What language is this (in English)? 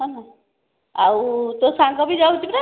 Odia